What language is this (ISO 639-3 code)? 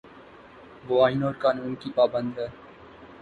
urd